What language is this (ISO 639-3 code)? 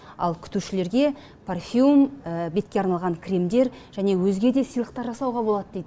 kaz